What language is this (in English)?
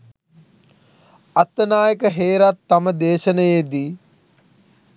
Sinhala